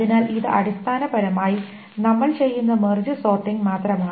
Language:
Malayalam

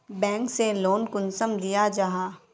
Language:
Magahi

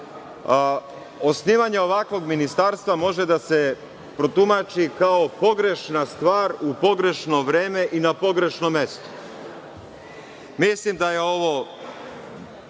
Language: Serbian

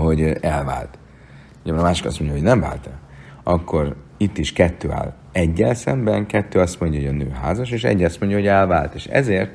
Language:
Hungarian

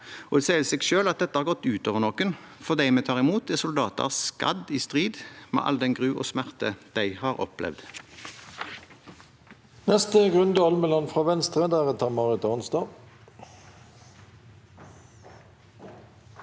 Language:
Norwegian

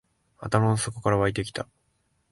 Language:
Japanese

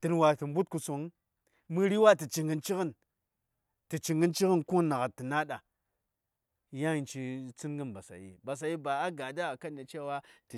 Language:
Saya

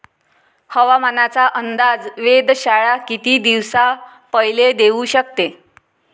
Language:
Marathi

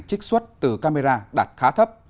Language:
Vietnamese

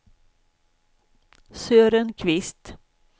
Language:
Swedish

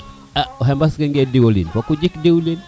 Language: Serer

